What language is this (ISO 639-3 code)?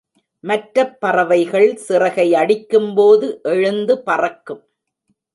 tam